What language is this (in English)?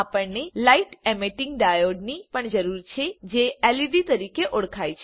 Gujarati